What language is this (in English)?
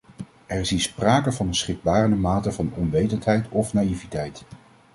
Dutch